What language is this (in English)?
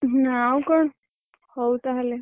Odia